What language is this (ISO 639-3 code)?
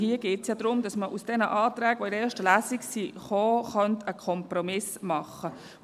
gsw